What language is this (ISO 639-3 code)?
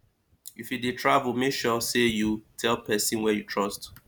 pcm